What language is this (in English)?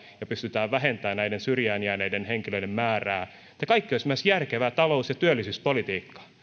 Finnish